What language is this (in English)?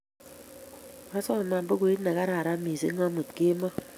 Kalenjin